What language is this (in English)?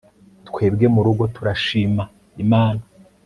Kinyarwanda